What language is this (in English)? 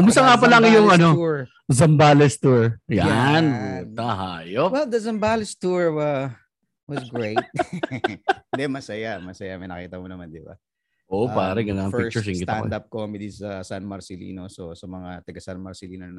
Filipino